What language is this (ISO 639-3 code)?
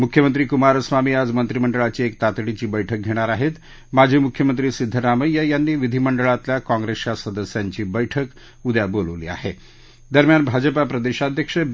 mar